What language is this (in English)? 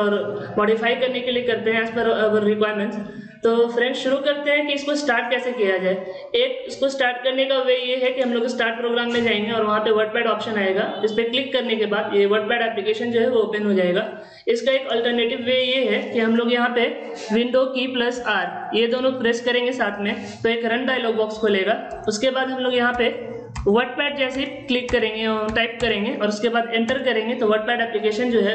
Hindi